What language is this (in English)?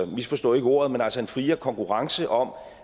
Danish